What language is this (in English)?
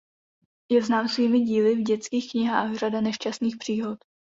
Czech